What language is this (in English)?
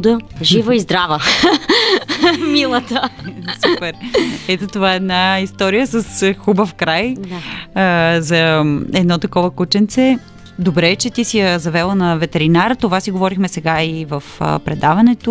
Bulgarian